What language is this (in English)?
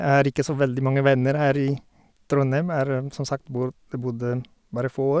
Norwegian